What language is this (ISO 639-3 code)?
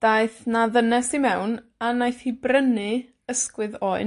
cym